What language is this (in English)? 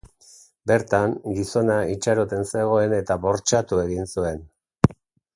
Basque